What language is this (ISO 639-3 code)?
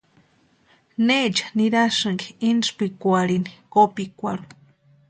pua